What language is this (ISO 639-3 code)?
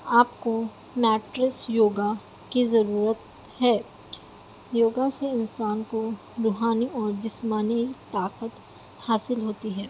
urd